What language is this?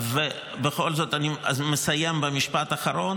Hebrew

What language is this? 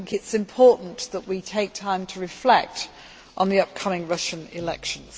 English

